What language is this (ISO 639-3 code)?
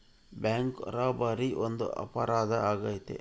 kan